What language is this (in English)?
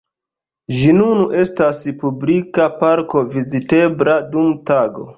Esperanto